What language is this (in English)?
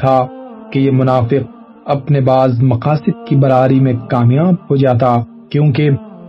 Urdu